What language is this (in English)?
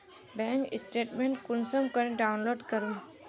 Magahi